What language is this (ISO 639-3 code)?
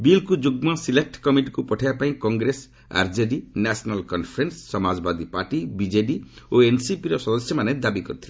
ori